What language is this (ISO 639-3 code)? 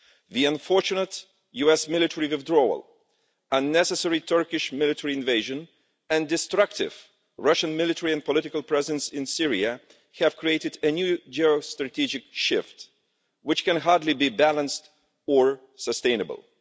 eng